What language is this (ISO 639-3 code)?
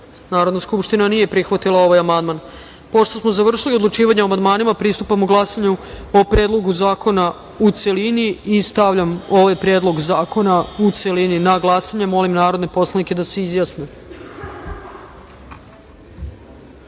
srp